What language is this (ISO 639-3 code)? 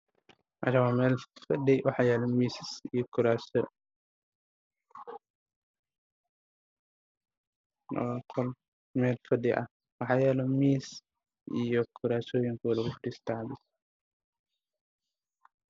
som